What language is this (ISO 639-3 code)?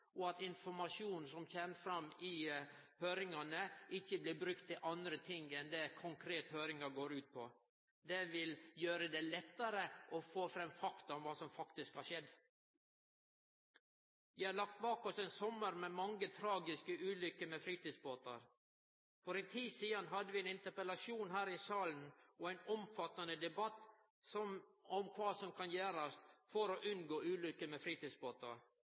nno